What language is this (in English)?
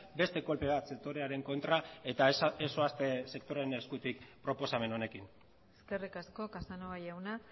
Basque